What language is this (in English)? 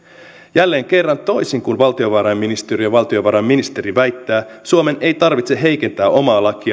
Finnish